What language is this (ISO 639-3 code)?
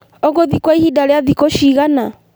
kik